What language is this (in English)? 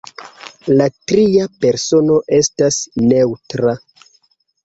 Esperanto